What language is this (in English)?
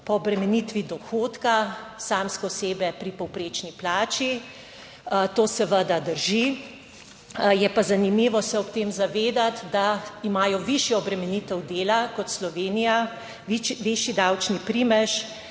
Slovenian